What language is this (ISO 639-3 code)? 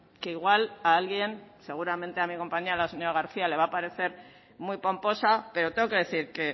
spa